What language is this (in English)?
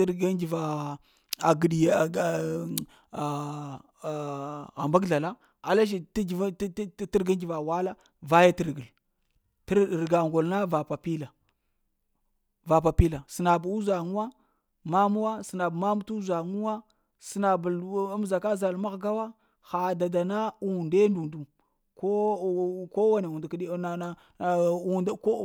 Lamang